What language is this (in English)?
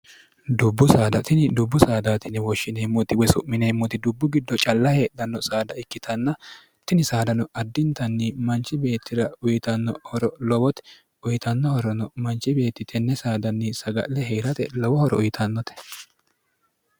Sidamo